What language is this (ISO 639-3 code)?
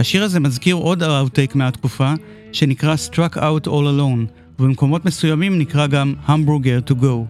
heb